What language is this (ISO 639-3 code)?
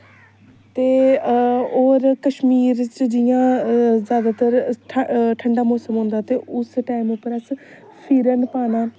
doi